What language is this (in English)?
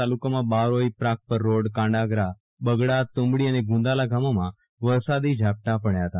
Gujarati